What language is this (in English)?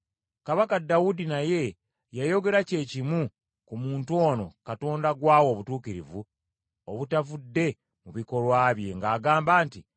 Ganda